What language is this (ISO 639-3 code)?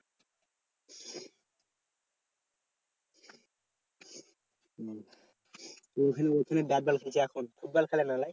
ben